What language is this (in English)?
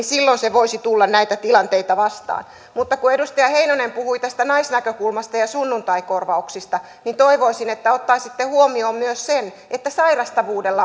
Finnish